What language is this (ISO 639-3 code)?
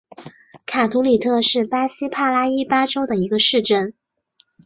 zho